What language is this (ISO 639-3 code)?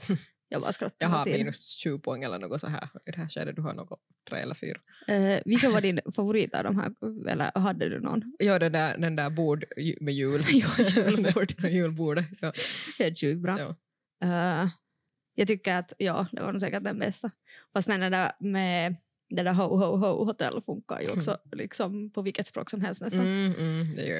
swe